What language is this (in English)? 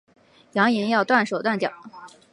Chinese